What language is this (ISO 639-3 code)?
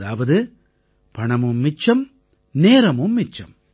tam